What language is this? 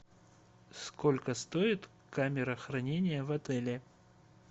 Russian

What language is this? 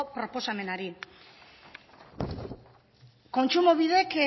Basque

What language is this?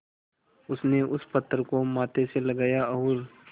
Hindi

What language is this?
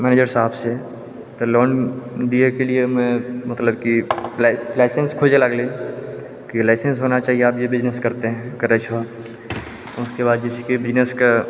Maithili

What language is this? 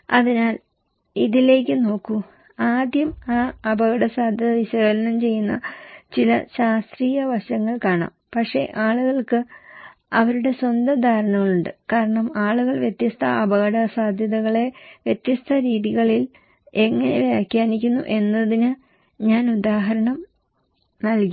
Malayalam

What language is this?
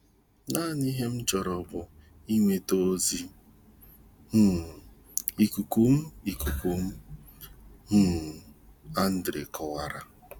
Igbo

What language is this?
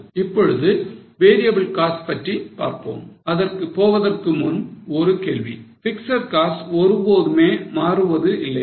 Tamil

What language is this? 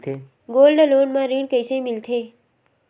Chhattisgarhi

